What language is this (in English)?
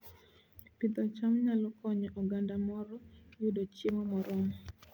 Luo (Kenya and Tanzania)